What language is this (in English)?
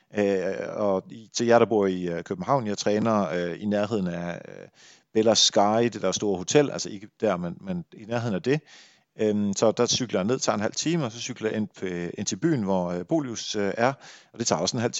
Danish